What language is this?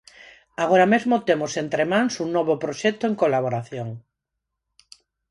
Galician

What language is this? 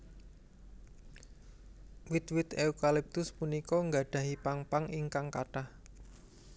Javanese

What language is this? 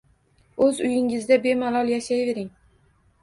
Uzbek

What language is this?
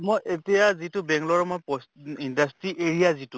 Assamese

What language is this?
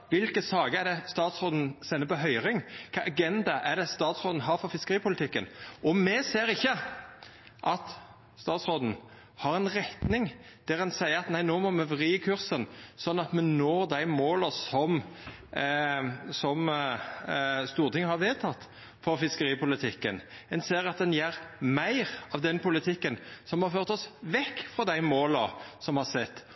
Norwegian Nynorsk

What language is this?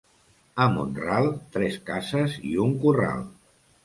Catalan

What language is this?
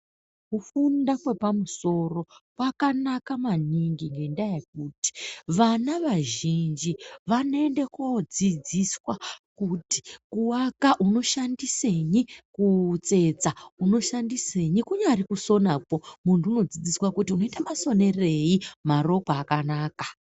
Ndau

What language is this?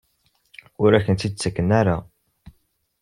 Kabyle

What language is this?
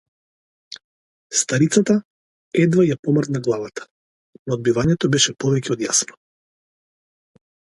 Macedonian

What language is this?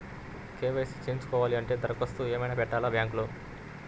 Telugu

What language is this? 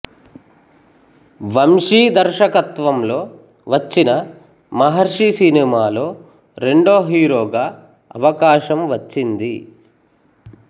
Telugu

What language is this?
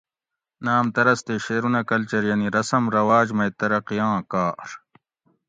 Gawri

